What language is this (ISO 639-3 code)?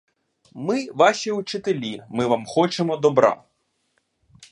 ukr